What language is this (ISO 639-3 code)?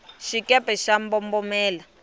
tso